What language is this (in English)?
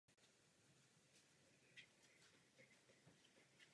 Czech